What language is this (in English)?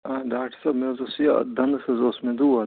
Kashmiri